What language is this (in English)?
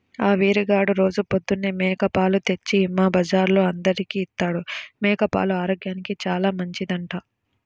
Telugu